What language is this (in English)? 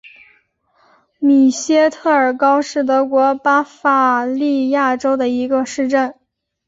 Chinese